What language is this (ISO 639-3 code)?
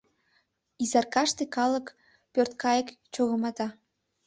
chm